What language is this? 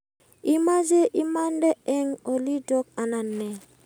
Kalenjin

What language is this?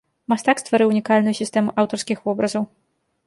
Belarusian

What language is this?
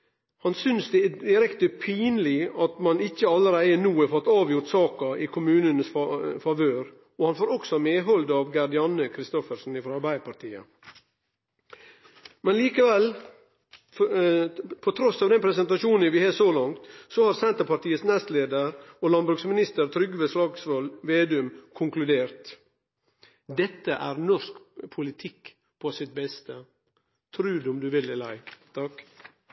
Norwegian Nynorsk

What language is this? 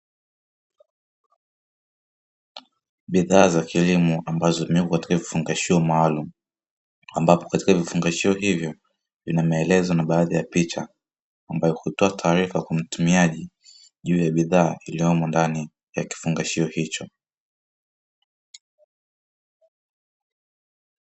Swahili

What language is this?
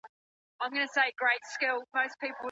Pashto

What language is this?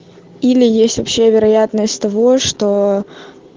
Russian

